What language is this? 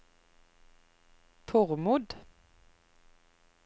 Norwegian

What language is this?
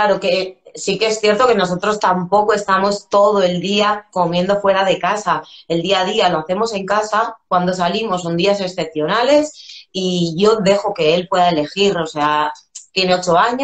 Spanish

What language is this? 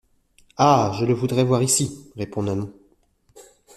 French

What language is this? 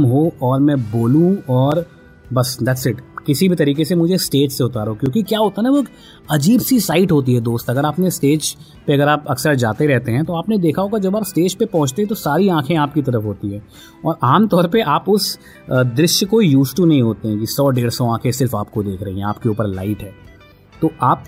Hindi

